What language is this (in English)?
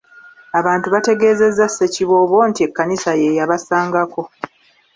Ganda